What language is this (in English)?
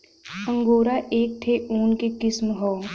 Bhojpuri